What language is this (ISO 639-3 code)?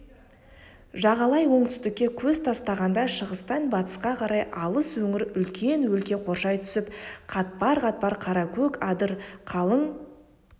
kaz